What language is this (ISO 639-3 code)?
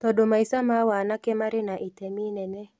kik